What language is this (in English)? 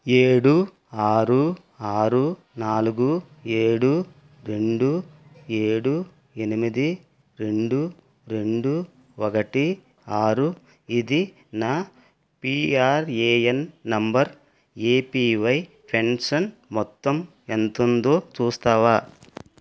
Telugu